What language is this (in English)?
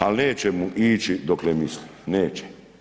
Croatian